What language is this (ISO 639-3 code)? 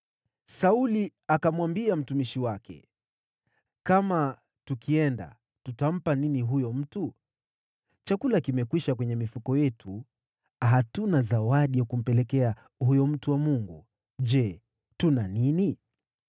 swa